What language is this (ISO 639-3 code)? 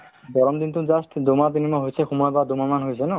asm